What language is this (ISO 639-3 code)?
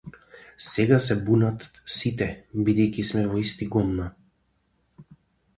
mkd